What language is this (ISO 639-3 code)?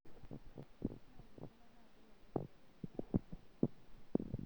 mas